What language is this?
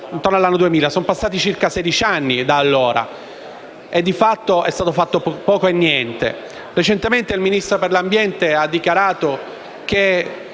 Italian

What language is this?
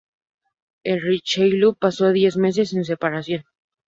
Spanish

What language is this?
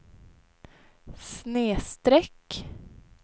Swedish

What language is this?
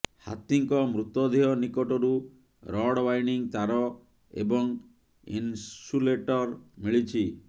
Odia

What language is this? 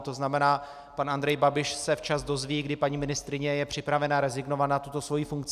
Czech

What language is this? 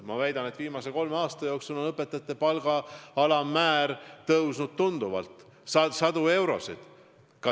Estonian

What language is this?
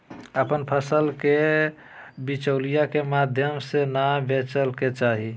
Magahi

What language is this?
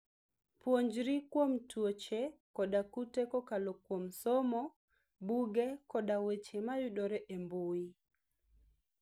Luo (Kenya and Tanzania)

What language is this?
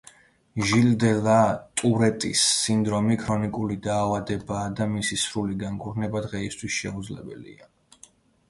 Georgian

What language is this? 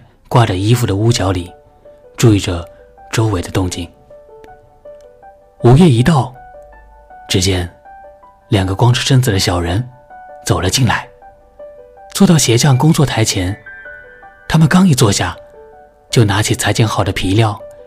Chinese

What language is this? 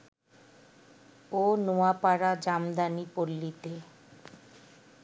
Bangla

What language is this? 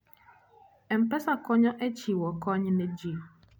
Luo (Kenya and Tanzania)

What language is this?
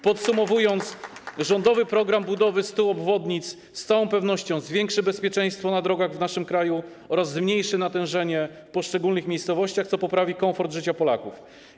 Polish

